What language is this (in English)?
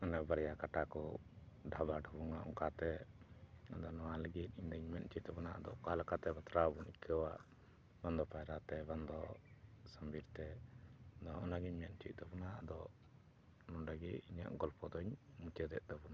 Santali